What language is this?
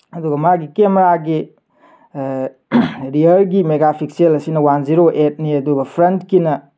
Manipuri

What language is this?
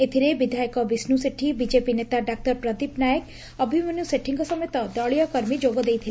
Odia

